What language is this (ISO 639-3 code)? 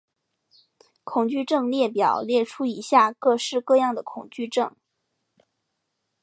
zho